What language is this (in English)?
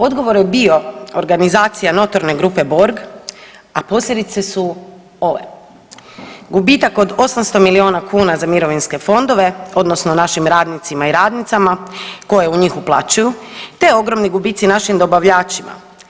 Croatian